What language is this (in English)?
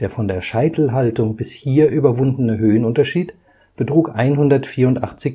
German